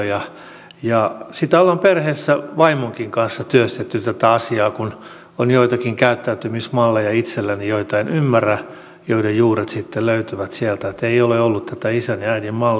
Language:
Finnish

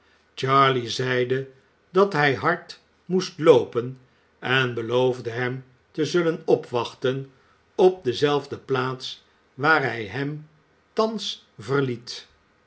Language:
Dutch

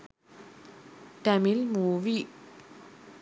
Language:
Sinhala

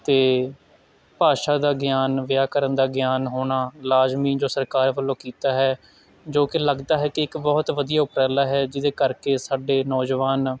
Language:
Punjabi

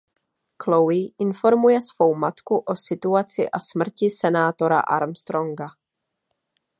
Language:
Czech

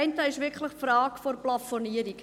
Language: Swiss German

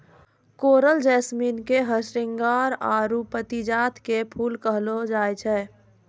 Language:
Maithili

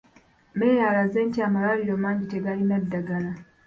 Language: Ganda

